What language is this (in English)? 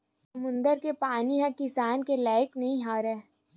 Chhattisgarhi